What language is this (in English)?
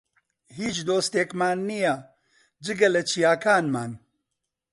Central Kurdish